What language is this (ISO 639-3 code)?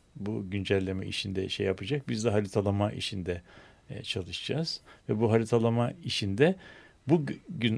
tur